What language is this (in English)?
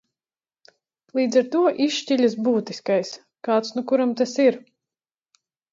Latvian